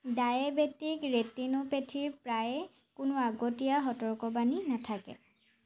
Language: Assamese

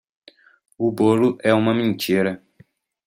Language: Portuguese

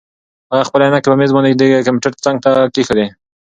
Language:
Pashto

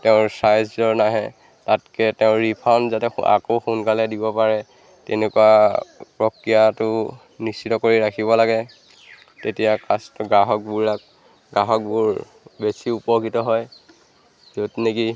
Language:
Assamese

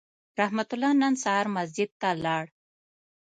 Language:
Pashto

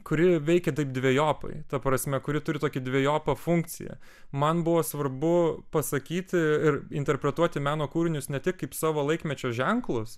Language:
Lithuanian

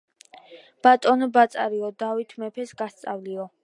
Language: Georgian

